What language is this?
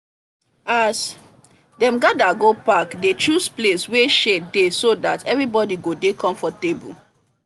Nigerian Pidgin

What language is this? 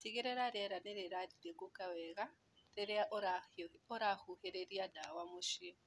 Kikuyu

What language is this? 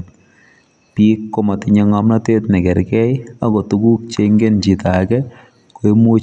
Kalenjin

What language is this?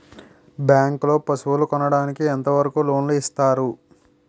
Telugu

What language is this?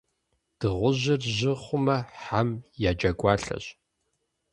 Kabardian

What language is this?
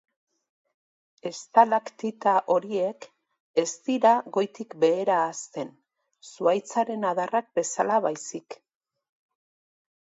Basque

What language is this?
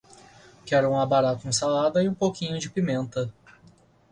Portuguese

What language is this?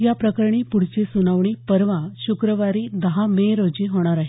Marathi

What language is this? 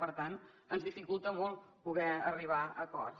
Catalan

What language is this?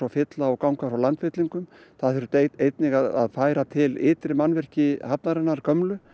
Icelandic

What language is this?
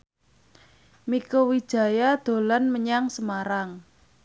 Javanese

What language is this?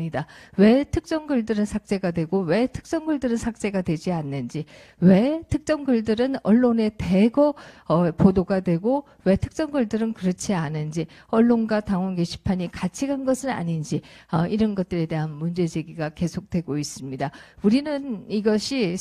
Korean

